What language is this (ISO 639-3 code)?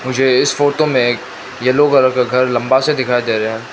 hin